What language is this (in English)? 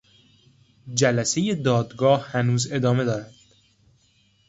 Persian